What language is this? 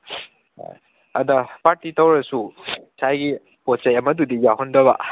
Manipuri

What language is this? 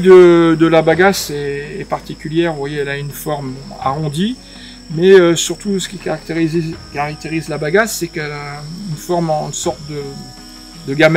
French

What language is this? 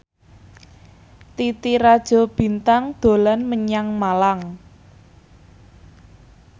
Javanese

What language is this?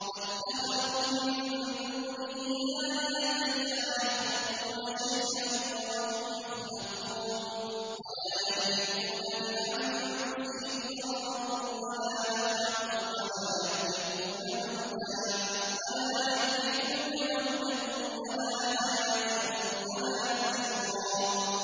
Arabic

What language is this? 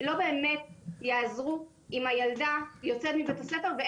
Hebrew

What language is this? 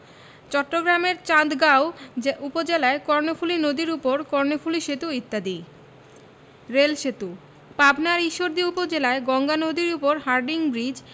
Bangla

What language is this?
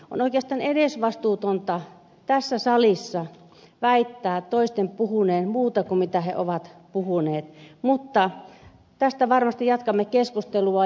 Finnish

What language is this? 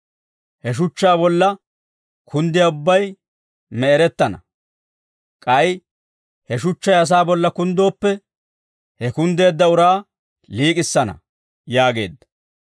Dawro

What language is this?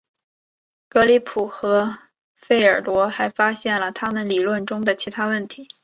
Chinese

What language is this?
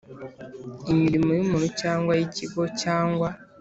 Kinyarwanda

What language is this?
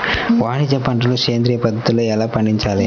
Telugu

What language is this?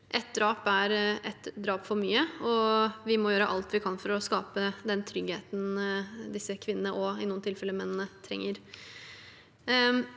Norwegian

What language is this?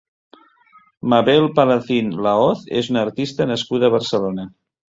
Catalan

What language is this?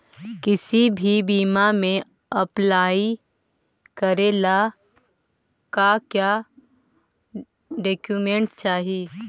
Magahi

